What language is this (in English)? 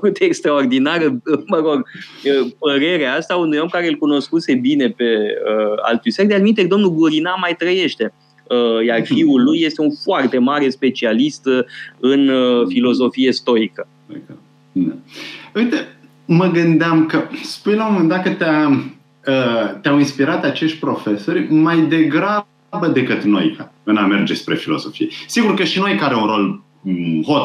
Romanian